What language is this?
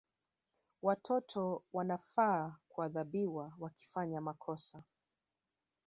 Swahili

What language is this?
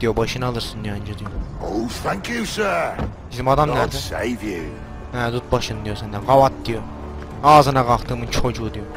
Turkish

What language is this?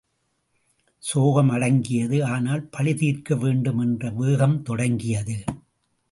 Tamil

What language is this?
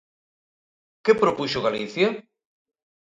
Galician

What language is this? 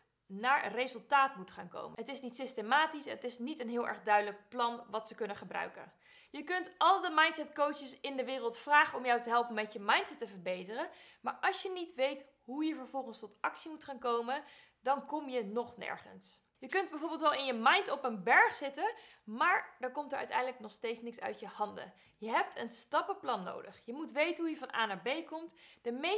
Dutch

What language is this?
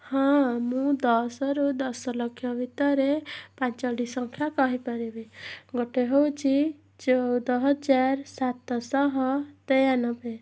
Odia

